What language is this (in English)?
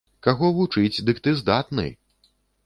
Belarusian